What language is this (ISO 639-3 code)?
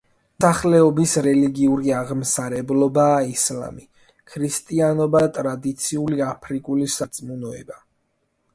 kat